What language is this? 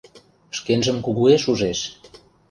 Mari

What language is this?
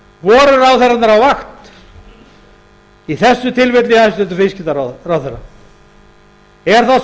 Icelandic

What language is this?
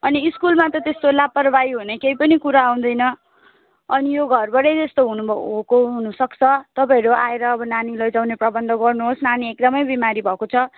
Nepali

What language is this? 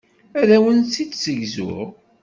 Kabyle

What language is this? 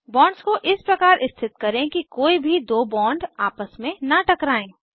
Hindi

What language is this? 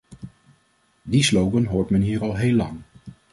Dutch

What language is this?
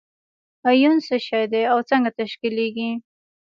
Pashto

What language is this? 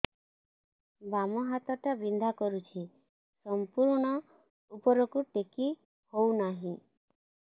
Odia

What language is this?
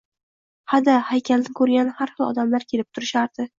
Uzbek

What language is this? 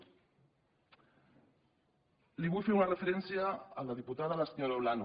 Catalan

